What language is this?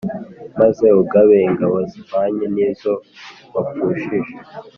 Kinyarwanda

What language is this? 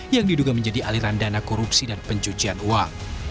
Indonesian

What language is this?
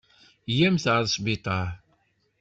Kabyle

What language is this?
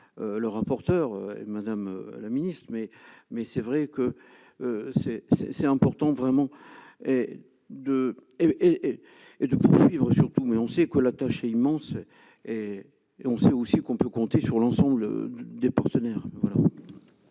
French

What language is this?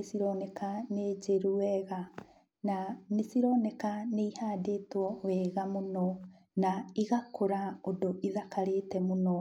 Kikuyu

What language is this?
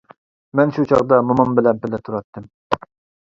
Uyghur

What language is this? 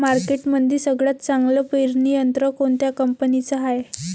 Marathi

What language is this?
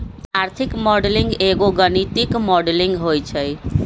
Magahi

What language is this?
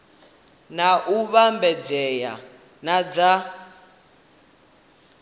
Venda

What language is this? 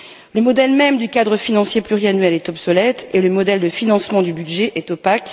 French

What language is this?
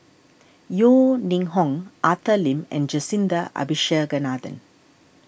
English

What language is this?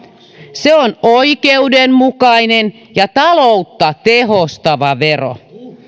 Finnish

